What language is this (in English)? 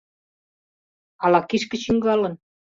Mari